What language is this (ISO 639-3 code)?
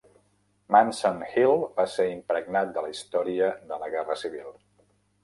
cat